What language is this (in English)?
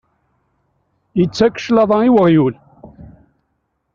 Kabyle